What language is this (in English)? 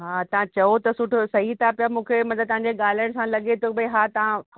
Sindhi